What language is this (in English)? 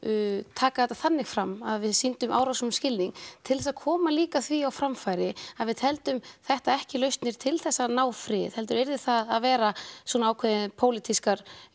Icelandic